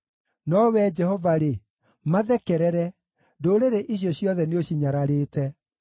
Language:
Kikuyu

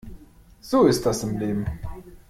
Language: German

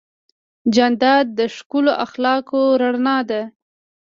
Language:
Pashto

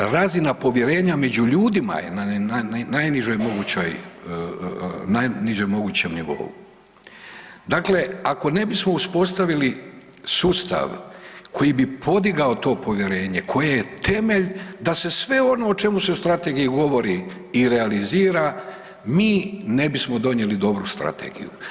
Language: Croatian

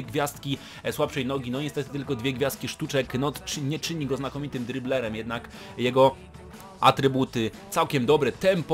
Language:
Polish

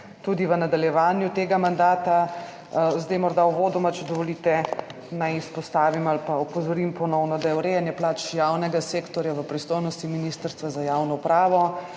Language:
Slovenian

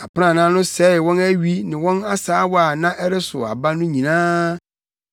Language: Akan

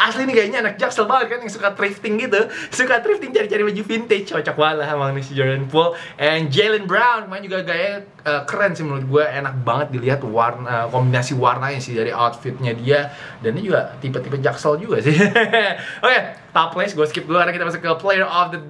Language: Indonesian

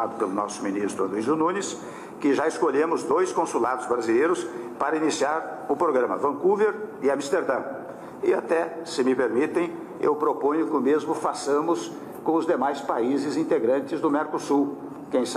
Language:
Portuguese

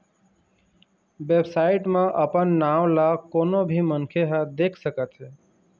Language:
Chhattisgarhi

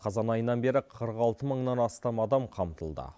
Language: Kazakh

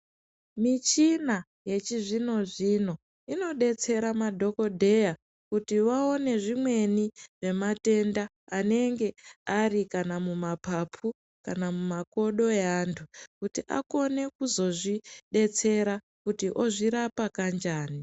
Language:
Ndau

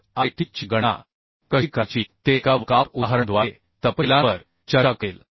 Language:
Marathi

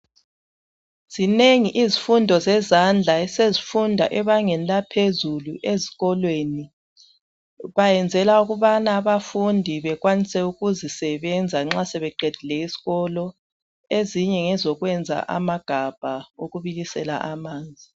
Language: North Ndebele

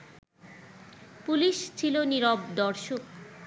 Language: Bangla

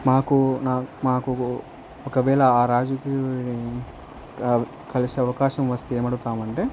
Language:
Telugu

